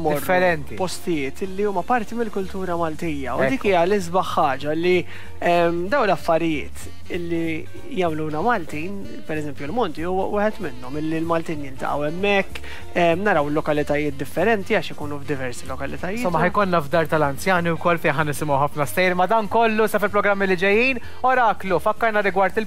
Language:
Arabic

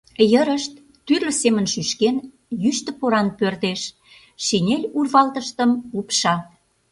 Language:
Mari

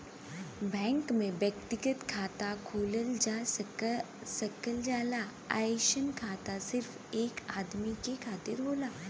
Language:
Bhojpuri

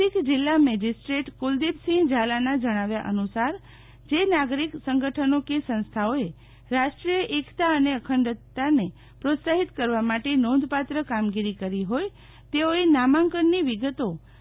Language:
Gujarati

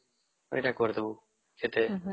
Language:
Odia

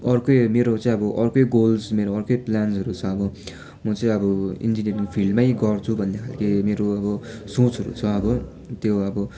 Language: Nepali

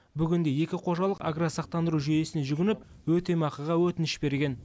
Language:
Kazakh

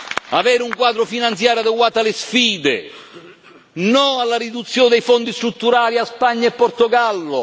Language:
Italian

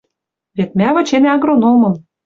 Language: Western Mari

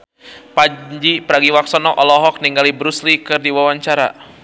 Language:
Sundanese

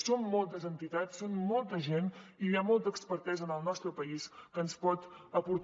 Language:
Catalan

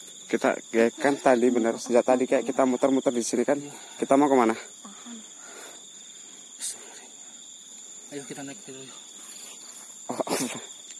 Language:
Indonesian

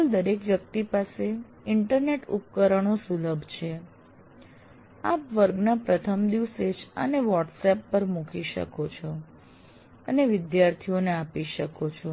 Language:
Gujarati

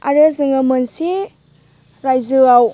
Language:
Bodo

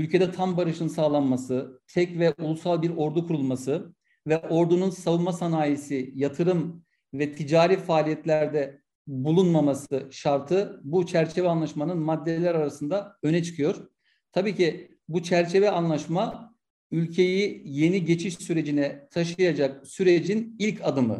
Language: Turkish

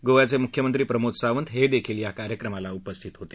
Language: Marathi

